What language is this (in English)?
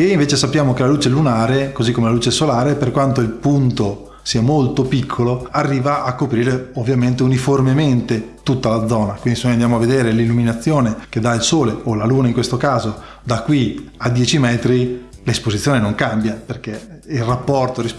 Italian